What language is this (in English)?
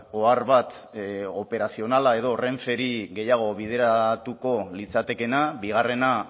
Basque